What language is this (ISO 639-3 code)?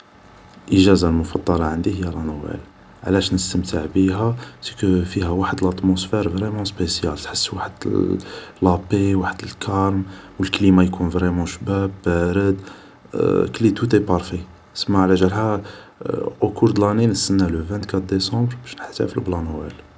arq